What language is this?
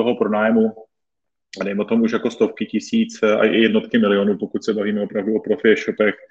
Czech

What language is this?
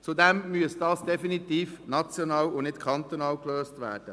Swiss German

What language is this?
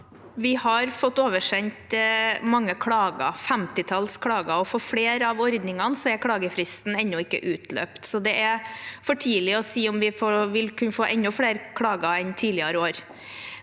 Norwegian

